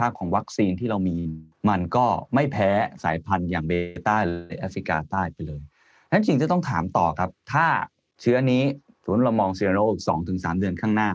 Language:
Thai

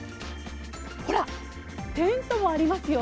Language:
Japanese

